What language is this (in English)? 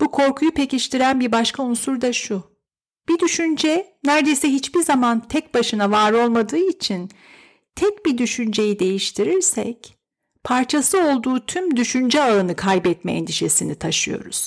Turkish